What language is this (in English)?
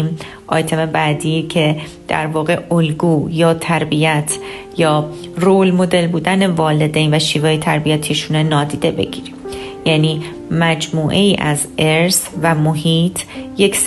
Persian